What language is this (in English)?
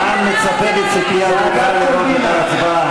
Hebrew